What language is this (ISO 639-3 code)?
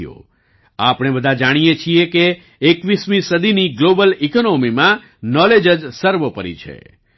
guj